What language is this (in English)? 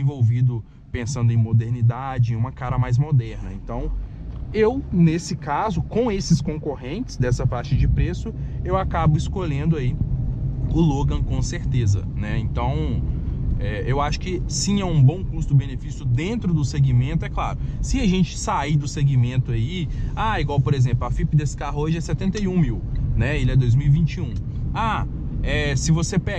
Portuguese